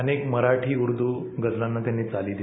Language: Marathi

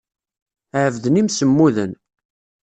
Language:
Kabyle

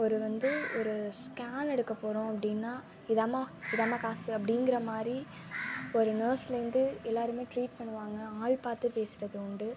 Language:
Tamil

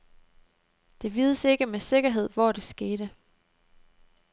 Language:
Danish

